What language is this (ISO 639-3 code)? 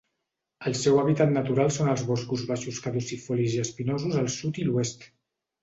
cat